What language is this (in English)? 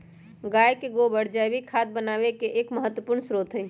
Magahi